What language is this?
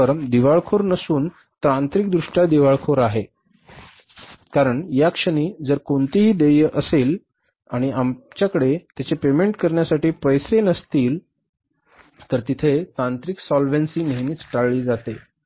Marathi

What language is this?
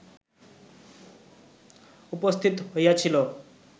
Bangla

